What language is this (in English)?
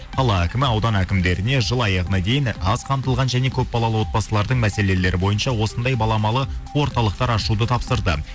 Kazakh